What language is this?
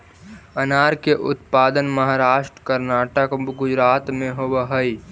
Magahi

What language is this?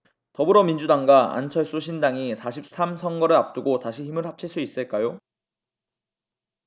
Korean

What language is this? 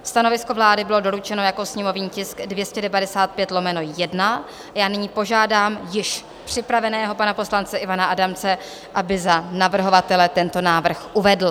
Czech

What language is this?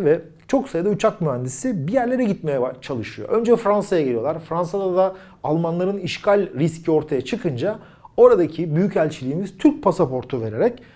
Turkish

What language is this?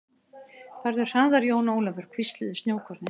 Icelandic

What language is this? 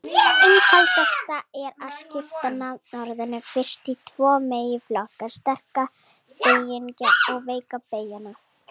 Icelandic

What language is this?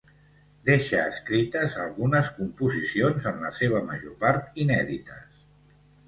Catalan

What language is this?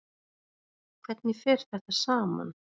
Icelandic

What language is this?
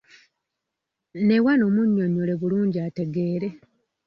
Ganda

